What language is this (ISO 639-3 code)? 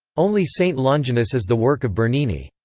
eng